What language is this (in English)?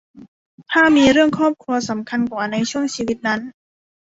Thai